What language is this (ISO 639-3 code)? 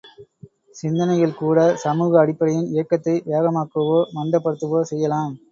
tam